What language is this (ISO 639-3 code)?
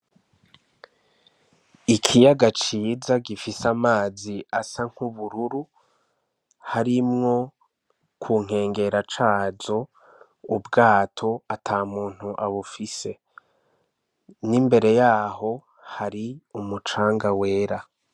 run